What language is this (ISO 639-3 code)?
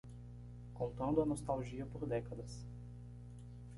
por